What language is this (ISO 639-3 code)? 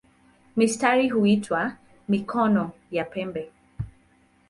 swa